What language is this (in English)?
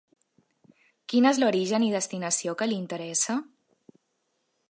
Catalan